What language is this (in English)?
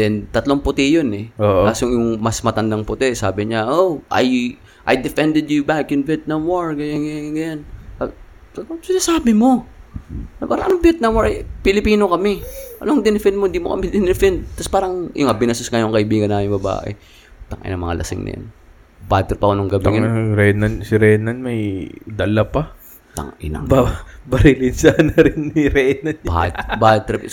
Filipino